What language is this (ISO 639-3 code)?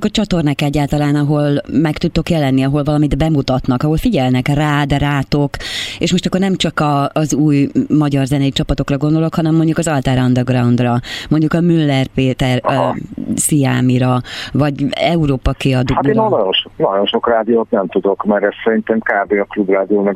hun